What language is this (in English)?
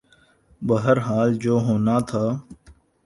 Urdu